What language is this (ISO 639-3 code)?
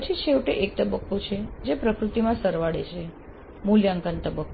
guj